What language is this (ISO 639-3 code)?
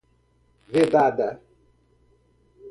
por